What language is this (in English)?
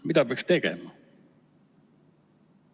Estonian